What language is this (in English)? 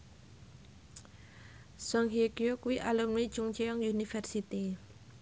Javanese